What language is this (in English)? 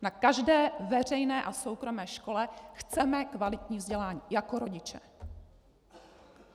Czech